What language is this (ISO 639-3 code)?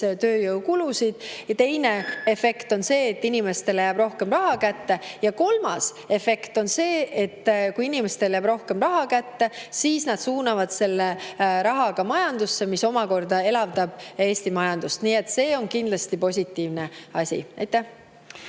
est